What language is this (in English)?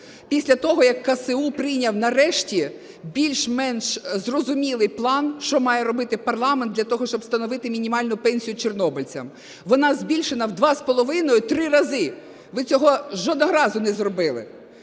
Ukrainian